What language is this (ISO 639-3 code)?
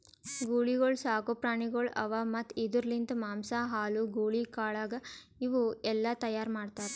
kan